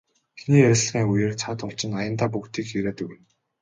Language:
Mongolian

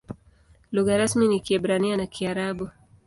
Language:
Swahili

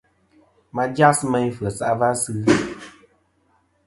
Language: Kom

